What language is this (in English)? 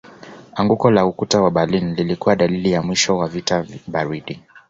Swahili